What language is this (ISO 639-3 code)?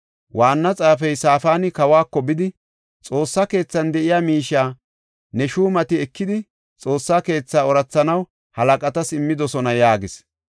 gof